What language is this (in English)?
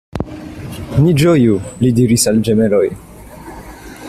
Esperanto